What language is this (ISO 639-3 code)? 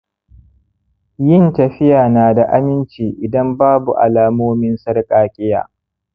hau